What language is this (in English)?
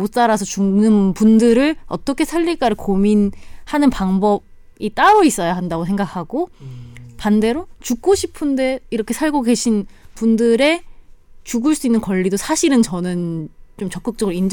Korean